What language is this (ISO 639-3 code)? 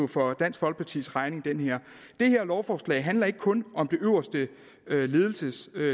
dan